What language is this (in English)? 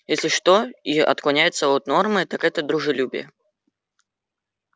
Russian